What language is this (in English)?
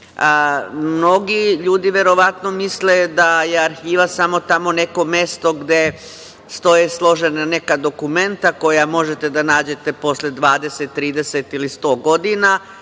Serbian